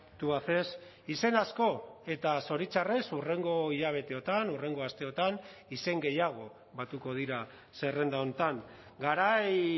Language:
Basque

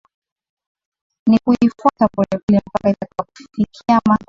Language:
Swahili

